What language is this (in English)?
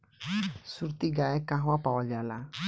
Bhojpuri